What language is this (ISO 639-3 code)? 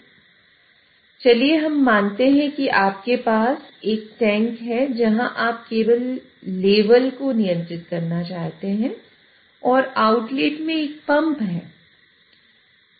hin